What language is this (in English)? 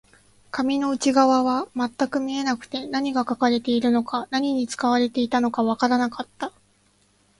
Japanese